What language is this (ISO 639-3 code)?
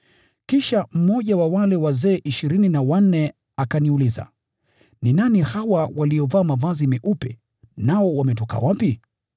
swa